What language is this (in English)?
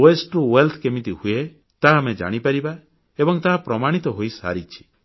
Odia